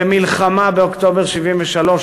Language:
Hebrew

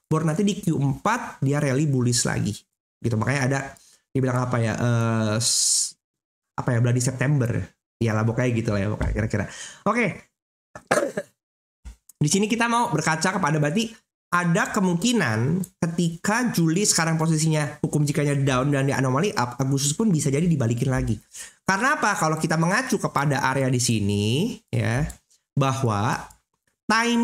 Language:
Indonesian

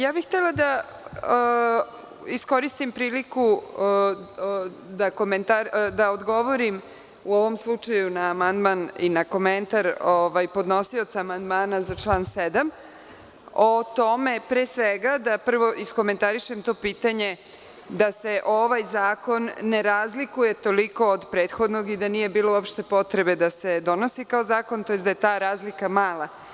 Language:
Serbian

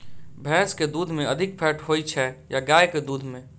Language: Maithili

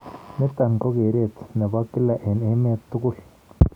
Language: Kalenjin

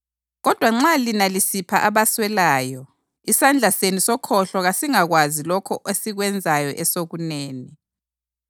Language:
North Ndebele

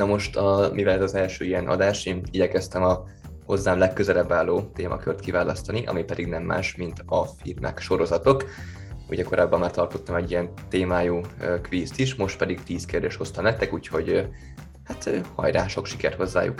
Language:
Hungarian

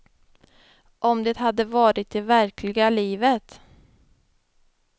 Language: Swedish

